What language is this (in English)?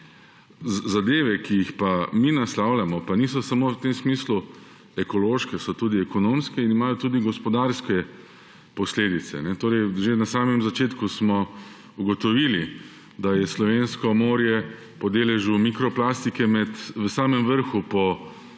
Slovenian